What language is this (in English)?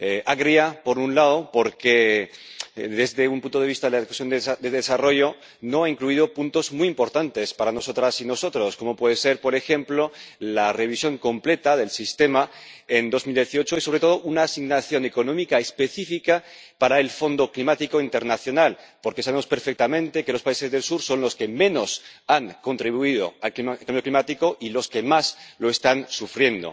Spanish